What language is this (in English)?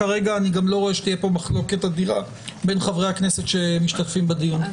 Hebrew